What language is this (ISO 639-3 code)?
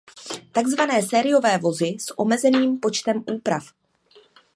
ces